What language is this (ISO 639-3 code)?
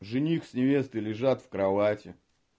rus